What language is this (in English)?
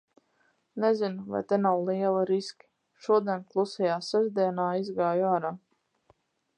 Latvian